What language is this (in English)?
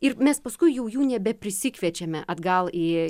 Lithuanian